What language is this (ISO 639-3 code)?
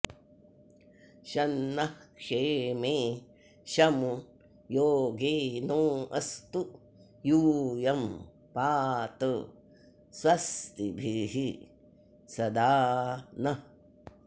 san